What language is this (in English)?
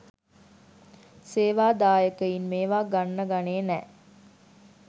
Sinhala